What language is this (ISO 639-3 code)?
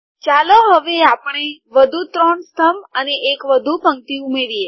guj